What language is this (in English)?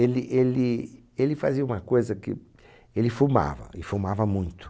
Portuguese